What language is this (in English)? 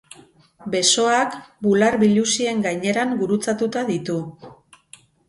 Basque